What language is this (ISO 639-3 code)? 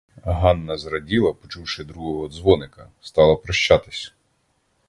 ukr